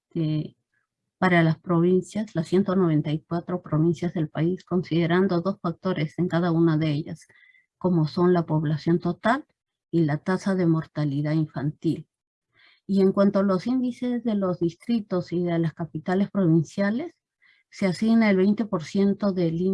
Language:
Spanish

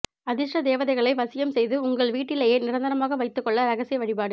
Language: Tamil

